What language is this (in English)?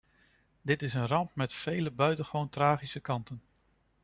Dutch